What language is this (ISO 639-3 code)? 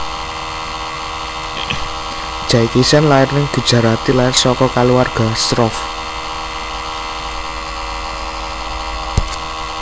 jav